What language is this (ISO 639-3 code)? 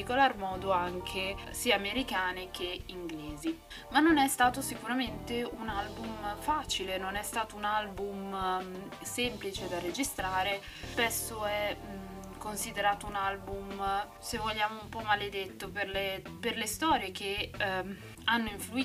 ita